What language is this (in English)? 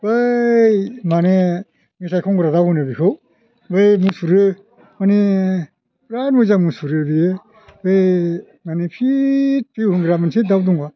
Bodo